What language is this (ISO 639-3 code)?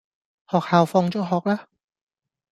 yue